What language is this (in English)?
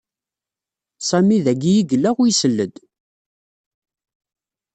Kabyle